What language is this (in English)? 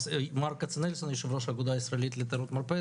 Hebrew